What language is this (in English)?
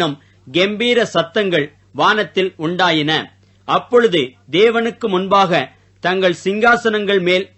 Tamil